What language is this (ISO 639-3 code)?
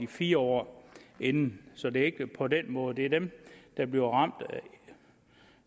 dan